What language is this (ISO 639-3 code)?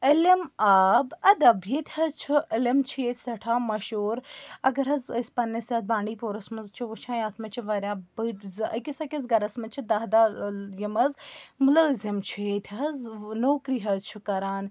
kas